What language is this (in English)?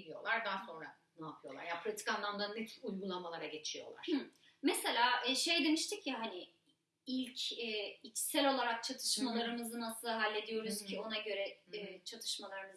Turkish